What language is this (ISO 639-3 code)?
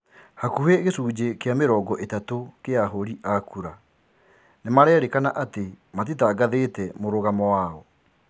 kik